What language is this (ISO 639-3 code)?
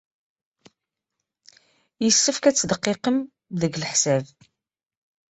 kab